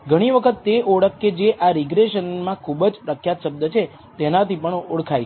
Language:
Gujarati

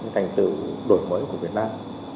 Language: Vietnamese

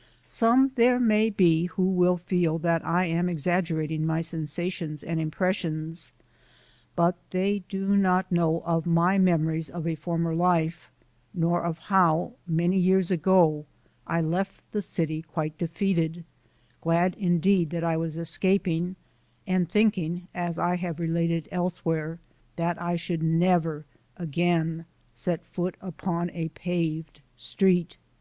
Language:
English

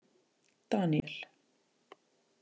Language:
Icelandic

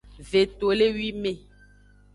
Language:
Aja (Benin)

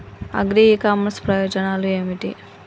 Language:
Telugu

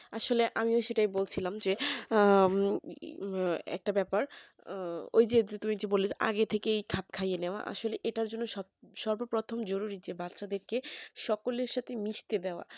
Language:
Bangla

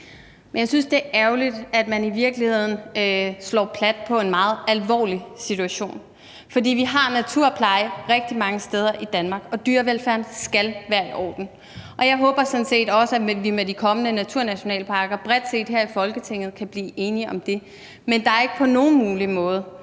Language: Danish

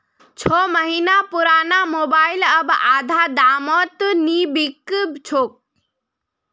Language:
Magahi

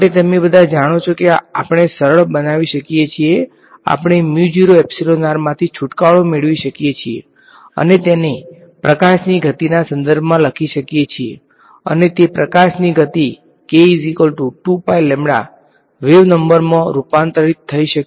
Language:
Gujarati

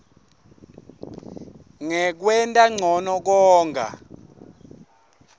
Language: Swati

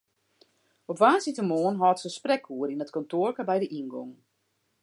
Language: Western Frisian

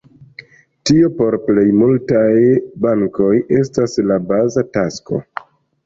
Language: Esperanto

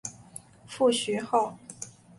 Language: Chinese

